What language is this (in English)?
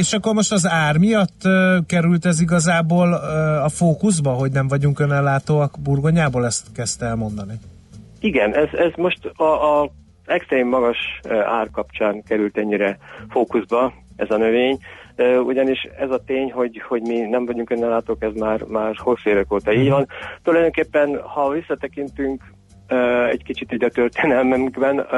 Hungarian